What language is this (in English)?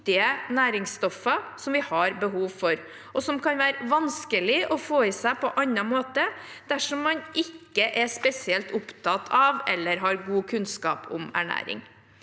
Norwegian